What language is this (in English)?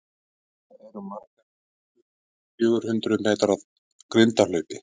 Icelandic